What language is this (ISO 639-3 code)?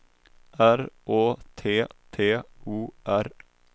swe